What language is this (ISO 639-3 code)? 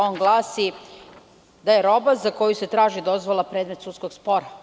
srp